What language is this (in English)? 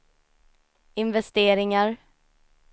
Swedish